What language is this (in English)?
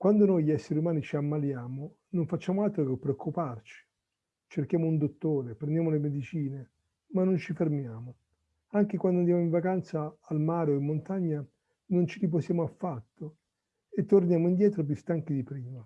Italian